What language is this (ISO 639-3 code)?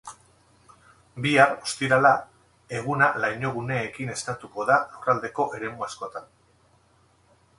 eus